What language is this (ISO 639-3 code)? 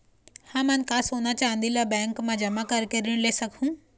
hne